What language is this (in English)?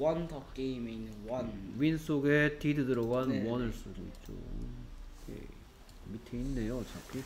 Korean